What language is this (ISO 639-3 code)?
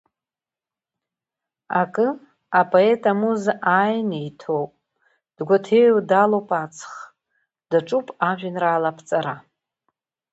abk